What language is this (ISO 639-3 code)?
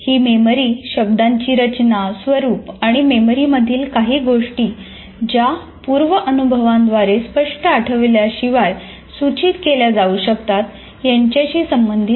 mar